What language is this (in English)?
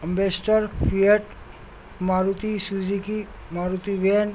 Urdu